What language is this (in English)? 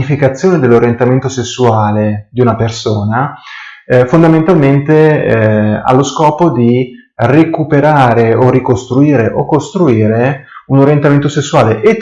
Italian